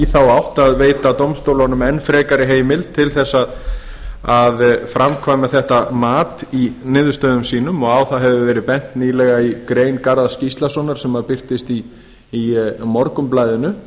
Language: Icelandic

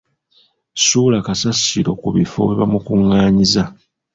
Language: Ganda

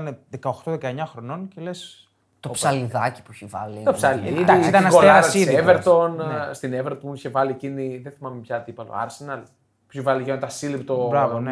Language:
Greek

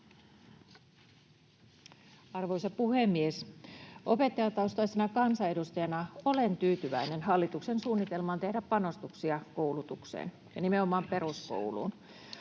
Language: Finnish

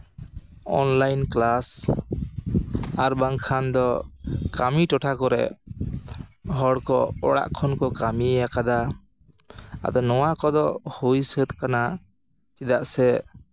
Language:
Santali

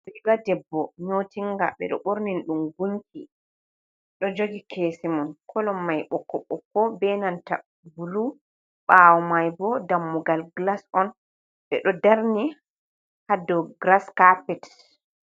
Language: Fula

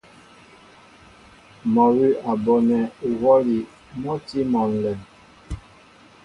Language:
Mbo (Cameroon)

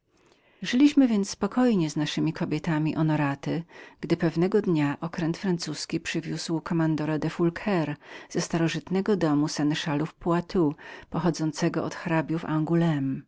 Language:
Polish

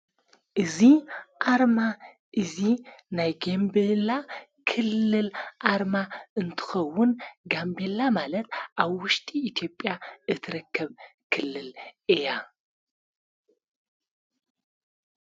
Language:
Tigrinya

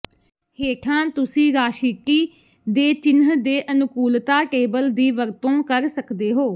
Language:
Punjabi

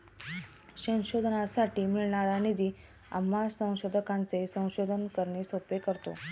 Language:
Marathi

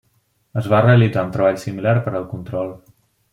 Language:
Catalan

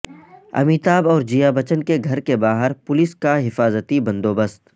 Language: Urdu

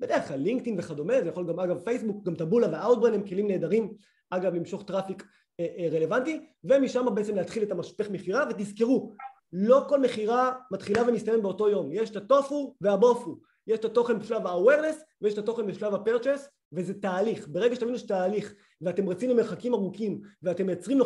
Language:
Hebrew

